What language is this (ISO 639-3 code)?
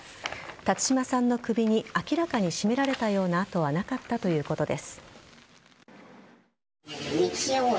jpn